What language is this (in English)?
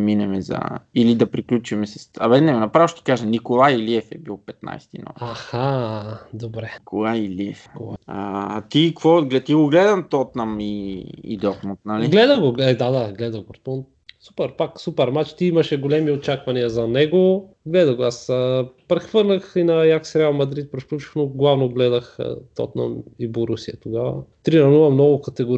Bulgarian